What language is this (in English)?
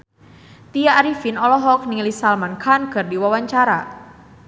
Sundanese